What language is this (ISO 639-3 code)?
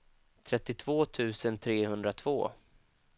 swe